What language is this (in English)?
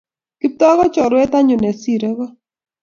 Kalenjin